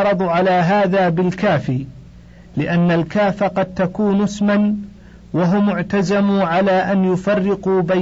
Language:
Arabic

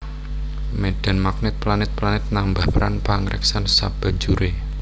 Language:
Javanese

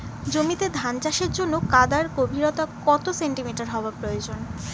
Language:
Bangla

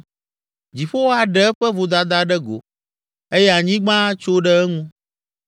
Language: Ewe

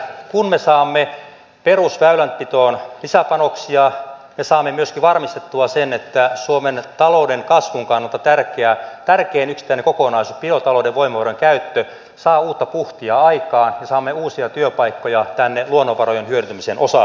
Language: Finnish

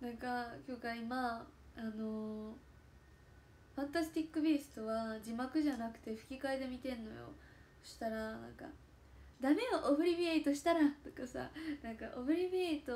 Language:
Japanese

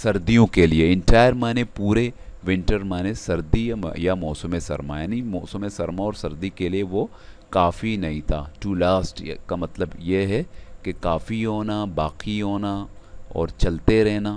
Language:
Hindi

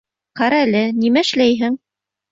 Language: Bashkir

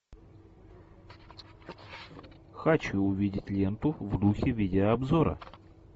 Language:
Russian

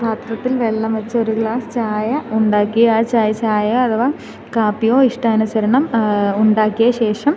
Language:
Malayalam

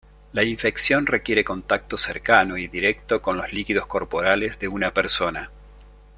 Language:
Spanish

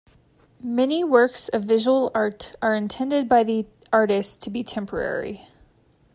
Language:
English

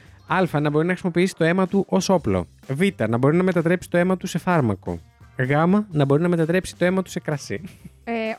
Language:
Greek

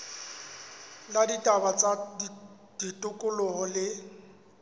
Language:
Southern Sotho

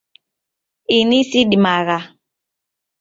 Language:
Taita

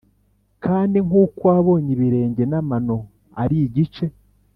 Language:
Kinyarwanda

